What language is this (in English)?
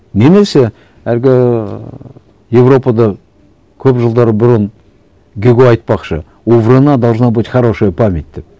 Kazakh